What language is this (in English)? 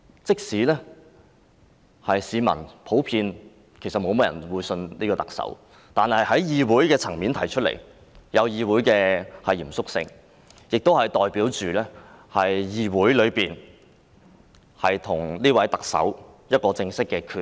Cantonese